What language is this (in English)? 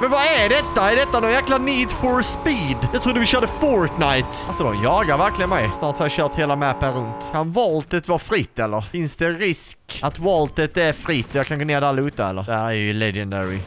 Swedish